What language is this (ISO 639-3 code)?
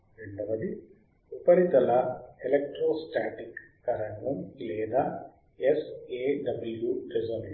tel